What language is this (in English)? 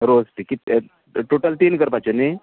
Konkani